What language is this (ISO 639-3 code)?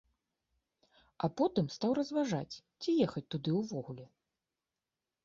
bel